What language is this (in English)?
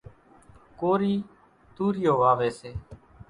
Kachi Koli